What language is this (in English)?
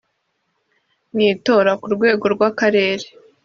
Kinyarwanda